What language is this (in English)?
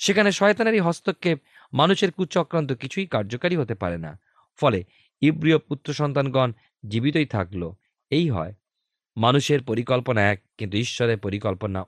Bangla